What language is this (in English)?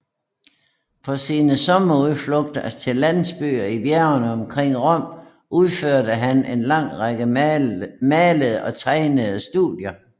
Danish